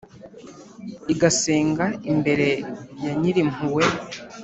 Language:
Kinyarwanda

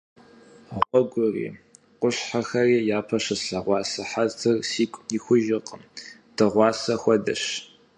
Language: Kabardian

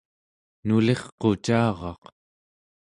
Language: Central Yupik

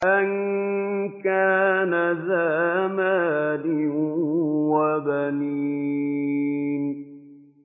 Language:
Arabic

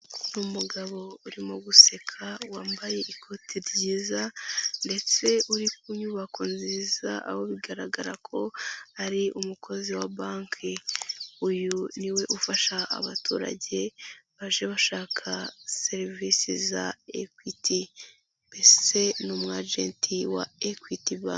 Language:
Kinyarwanda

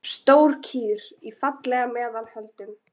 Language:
Icelandic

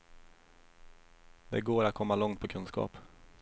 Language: Swedish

